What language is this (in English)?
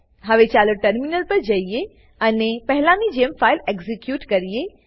Gujarati